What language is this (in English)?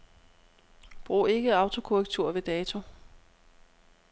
Danish